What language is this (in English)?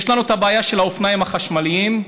Hebrew